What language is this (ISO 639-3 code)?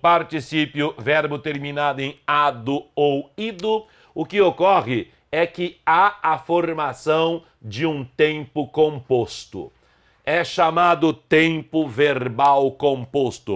por